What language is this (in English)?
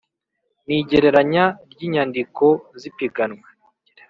Kinyarwanda